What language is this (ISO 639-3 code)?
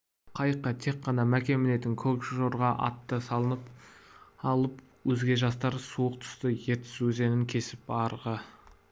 kaz